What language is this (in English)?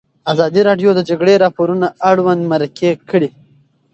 Pashto